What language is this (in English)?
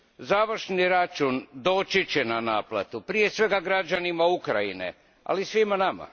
Croatian